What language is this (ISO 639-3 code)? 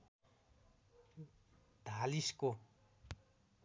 nep